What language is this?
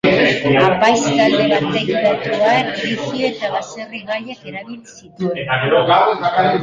Basque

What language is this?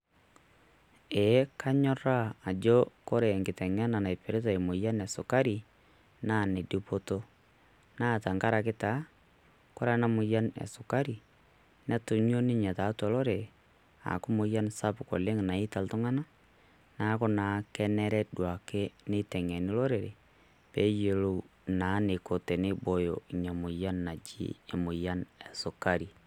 Masai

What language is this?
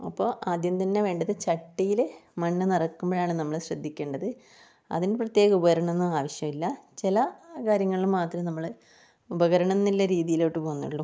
Malayalam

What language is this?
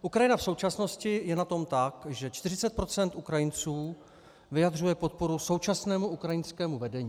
Czech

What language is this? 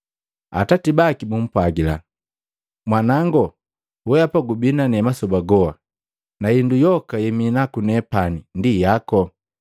Matengo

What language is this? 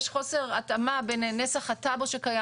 Hebrew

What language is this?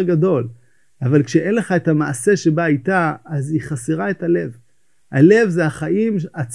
Hebrew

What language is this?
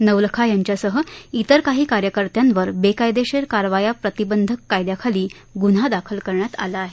Marathi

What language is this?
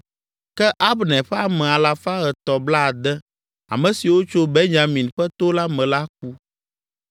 Ewe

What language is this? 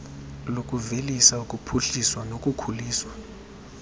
Xhosa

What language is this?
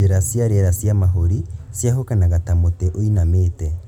Kikuyu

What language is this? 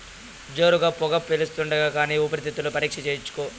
Telugu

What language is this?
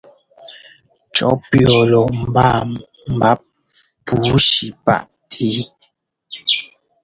Ngomba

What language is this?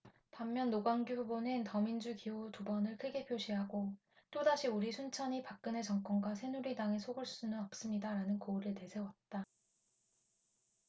Korean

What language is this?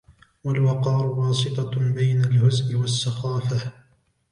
Arabic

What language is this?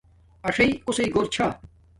Domaaki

